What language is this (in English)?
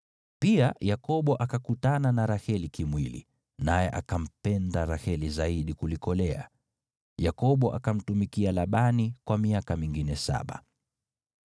Swahili